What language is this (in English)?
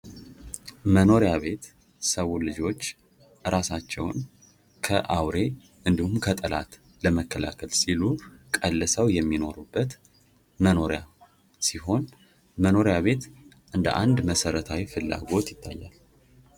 Amharic